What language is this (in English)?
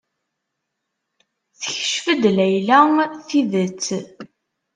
Kabyle